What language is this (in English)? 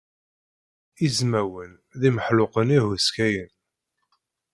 Kabyle